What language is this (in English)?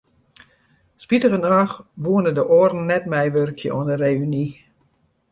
Western Frisian